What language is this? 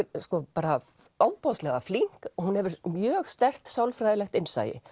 Icelandic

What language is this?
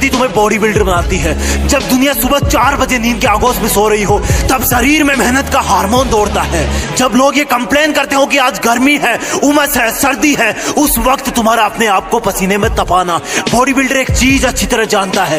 Hindi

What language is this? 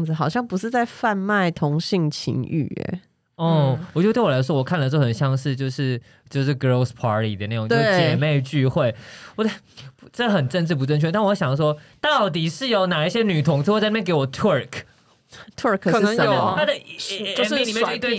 Chinese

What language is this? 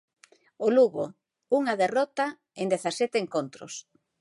Galician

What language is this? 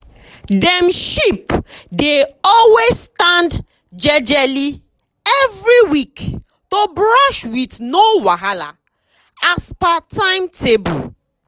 Nigerian Pidgin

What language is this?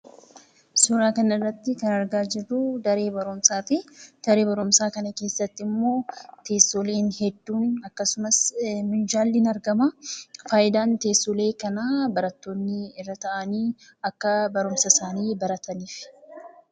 Oromo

